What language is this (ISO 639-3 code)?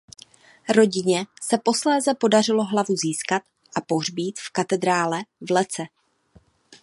ces